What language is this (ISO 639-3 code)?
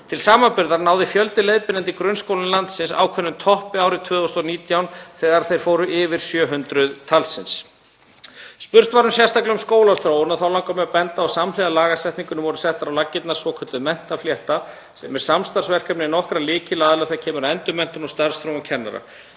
isl